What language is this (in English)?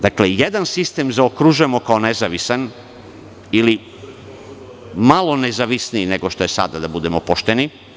Serbian